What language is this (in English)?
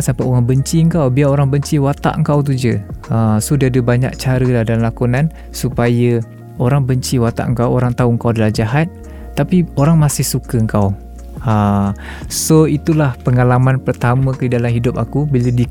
Malay